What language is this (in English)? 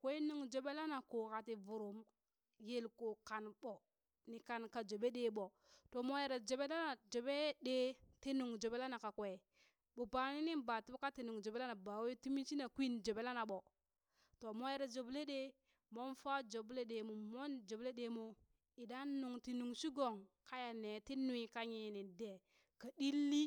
Burak